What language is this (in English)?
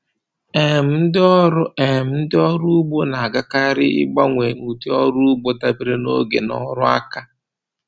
Igbo